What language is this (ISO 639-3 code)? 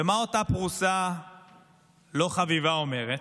heb